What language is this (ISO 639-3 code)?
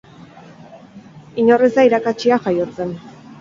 eus